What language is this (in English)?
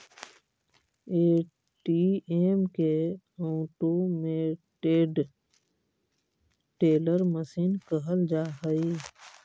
Magahi